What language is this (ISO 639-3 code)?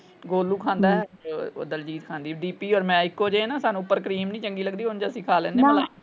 pan